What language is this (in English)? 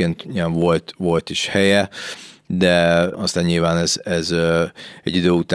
Hungarian